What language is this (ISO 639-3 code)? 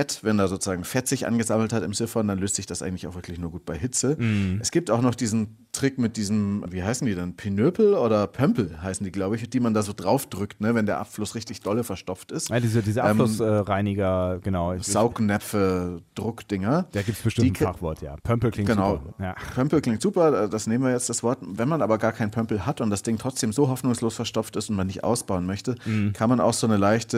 deu